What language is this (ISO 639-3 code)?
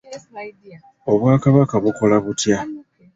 lug